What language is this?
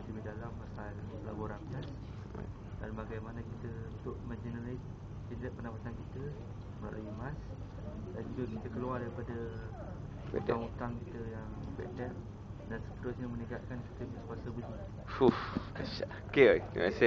Malay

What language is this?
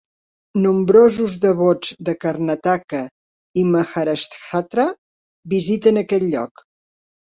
Catalan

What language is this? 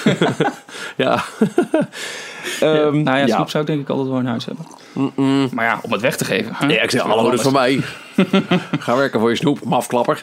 Dutch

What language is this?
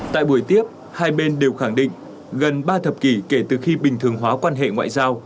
Vietnamese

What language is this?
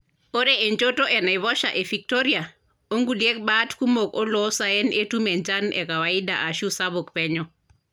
Masai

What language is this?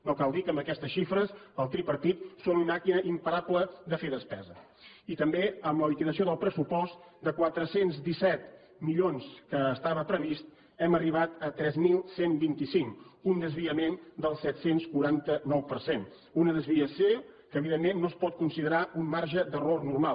Catalan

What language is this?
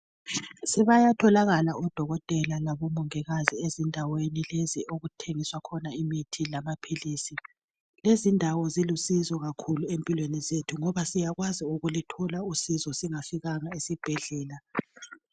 North Ndebele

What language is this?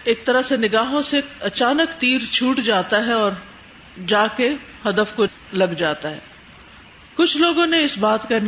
Urdu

